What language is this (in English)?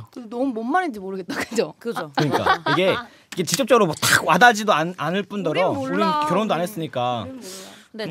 Korean